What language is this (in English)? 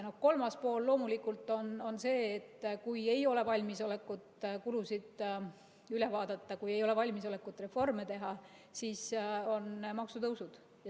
Estonian